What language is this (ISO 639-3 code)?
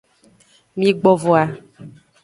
ajg